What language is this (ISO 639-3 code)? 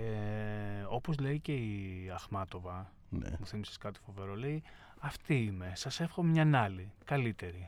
ell